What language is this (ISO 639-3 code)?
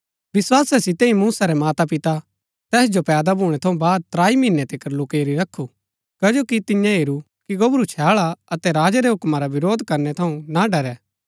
gbk